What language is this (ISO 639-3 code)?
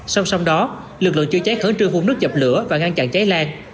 vie